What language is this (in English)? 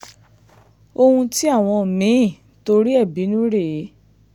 Yoruba